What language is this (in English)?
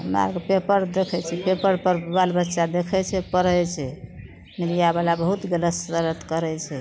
Maithili